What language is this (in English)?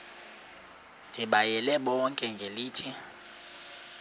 Xhosa